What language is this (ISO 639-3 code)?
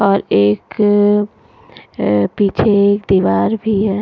hin